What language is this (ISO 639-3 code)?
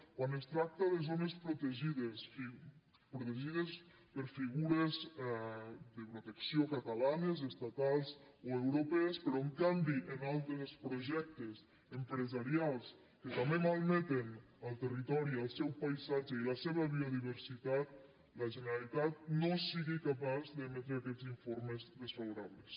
cat